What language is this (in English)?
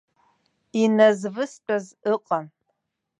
Abkhazian